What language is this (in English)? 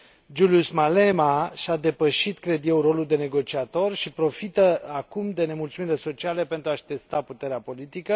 Romanian